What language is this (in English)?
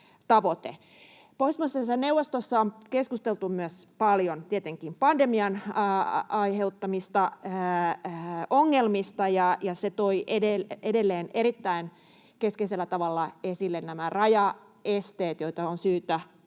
Finnish